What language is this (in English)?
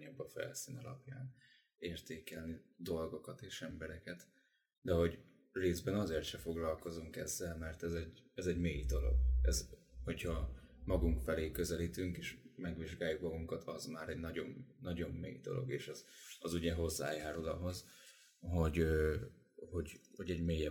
Hungarian